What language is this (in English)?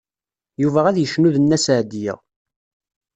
Kabyle